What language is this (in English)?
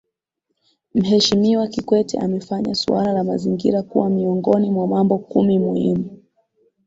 Swahili